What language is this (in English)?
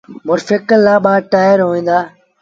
Sindhi Bhil